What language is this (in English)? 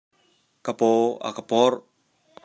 Hakha Chin